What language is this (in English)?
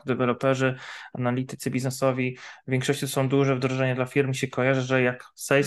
Polish